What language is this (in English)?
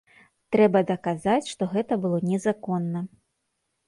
Belarusian